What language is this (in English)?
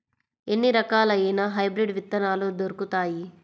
Telugu